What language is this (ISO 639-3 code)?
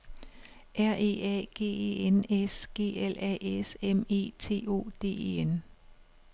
dan